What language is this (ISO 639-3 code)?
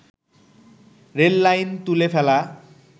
ben